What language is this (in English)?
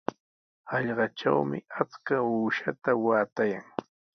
Sihuas Ancash Quechua